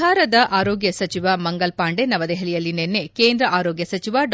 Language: Kannada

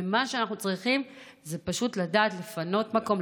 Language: Hebrew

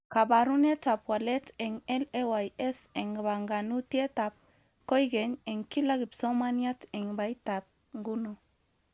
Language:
Kalenjin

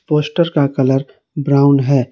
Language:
Hindi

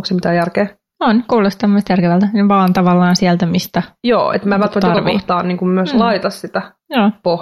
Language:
Finnish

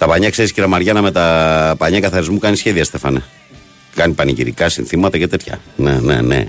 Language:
Greek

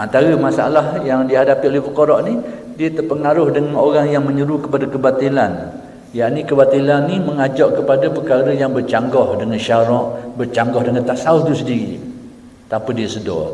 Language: Malay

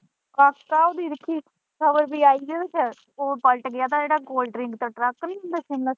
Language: Punjabi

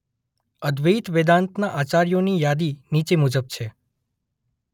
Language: Gujarati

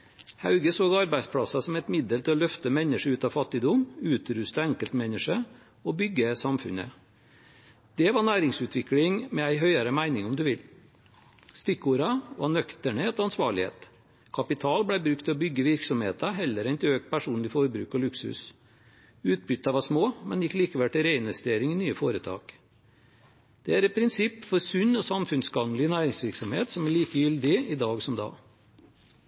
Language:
Norwegian Bokmål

